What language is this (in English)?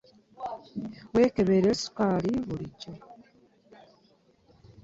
Ganda